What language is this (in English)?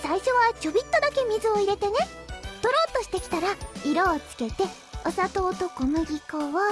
Japanese